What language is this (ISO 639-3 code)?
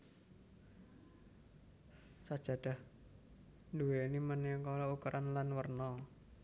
jav